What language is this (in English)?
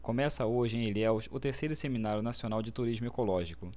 Portuguese